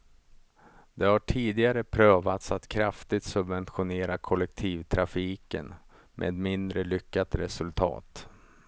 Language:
Swedish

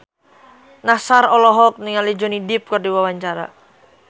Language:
Sundanese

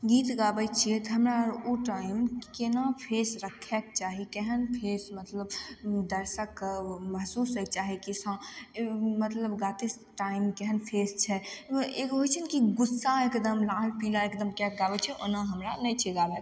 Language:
Maithili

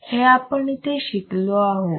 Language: Marathi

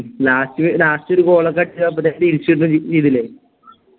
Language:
Malayalam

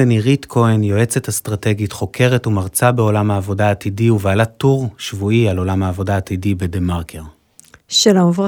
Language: Hebrew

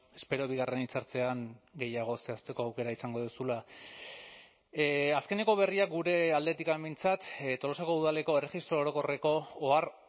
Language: Basque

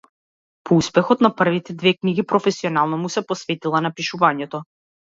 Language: Macedonian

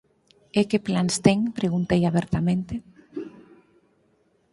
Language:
Galician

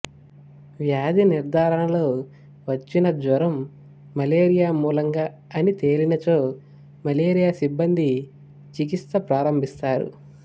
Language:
Telugu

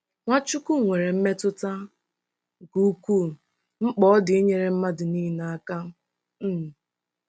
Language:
Igbo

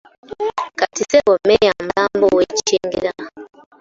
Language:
Ganda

